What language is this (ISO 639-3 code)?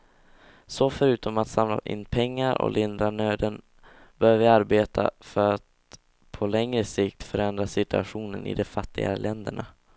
swe